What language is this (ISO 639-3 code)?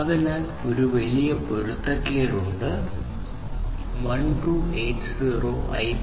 mal